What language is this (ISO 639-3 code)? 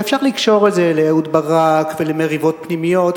heb